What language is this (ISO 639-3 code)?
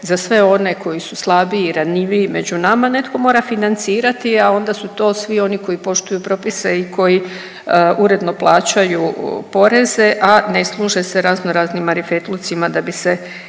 hrv